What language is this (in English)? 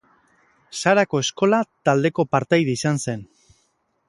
Basque